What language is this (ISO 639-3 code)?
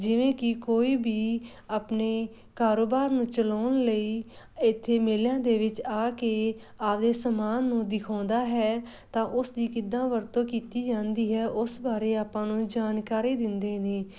pan